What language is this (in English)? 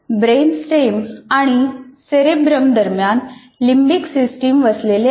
Marathi